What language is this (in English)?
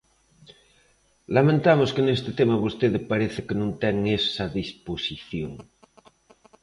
Galician